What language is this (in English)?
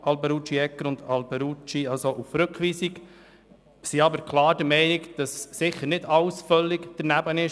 Swiss German